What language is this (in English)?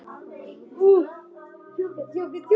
Icelandic